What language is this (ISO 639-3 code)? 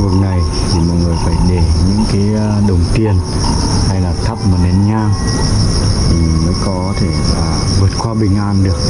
vie